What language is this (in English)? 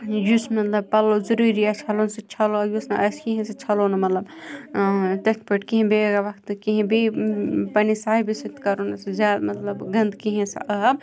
Kashmiri